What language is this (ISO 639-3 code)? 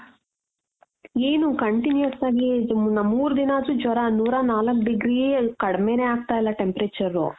kan